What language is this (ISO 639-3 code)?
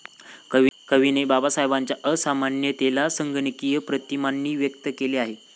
mar